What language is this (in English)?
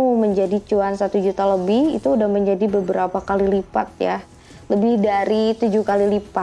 Indonesian